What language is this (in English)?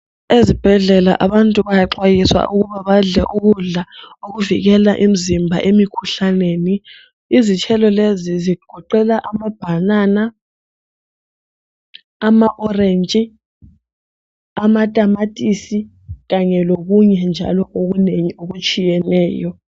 North Ndebele